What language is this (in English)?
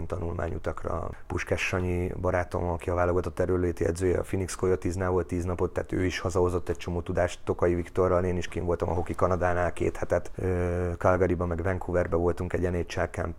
Hungarian